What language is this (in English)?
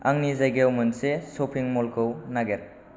Bodo